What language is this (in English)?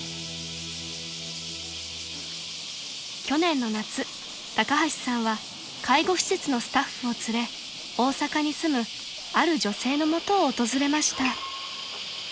Japanese